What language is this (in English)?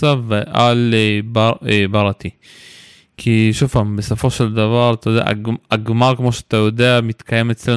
Hebrew